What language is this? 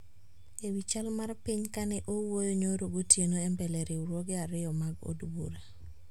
Luo (Kenya and Tanzania)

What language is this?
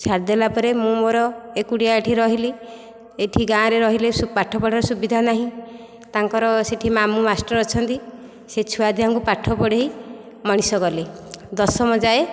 Odia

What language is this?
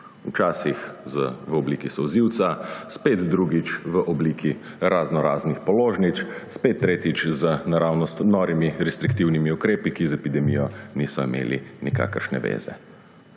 Slovenian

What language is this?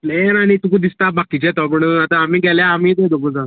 Konkani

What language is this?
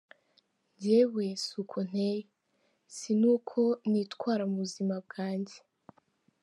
Kinyarwanda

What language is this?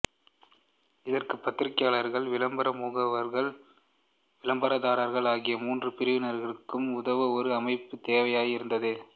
Tamil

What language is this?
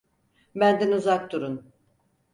Turkish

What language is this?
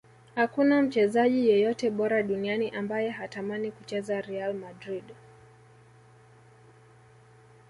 Swahili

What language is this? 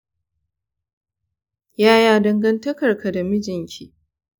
Hausa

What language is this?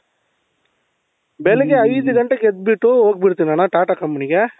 Kannada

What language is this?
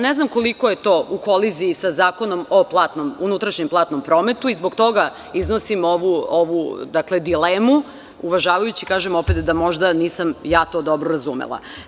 Serbian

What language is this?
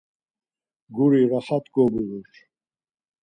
Laz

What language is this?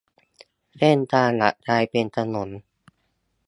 Thai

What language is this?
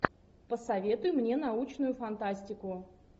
Russian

